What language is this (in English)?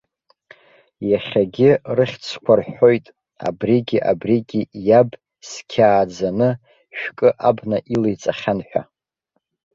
Abkhazian